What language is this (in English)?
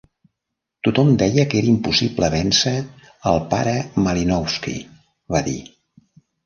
Catalan